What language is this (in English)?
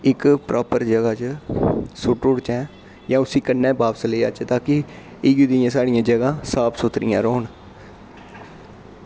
Dogri